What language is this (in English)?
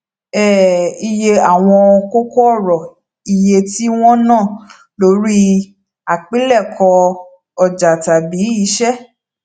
Yoruba